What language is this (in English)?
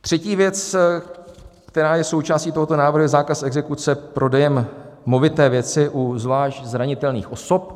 Czech